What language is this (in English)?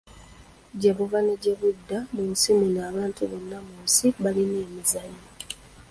Ganda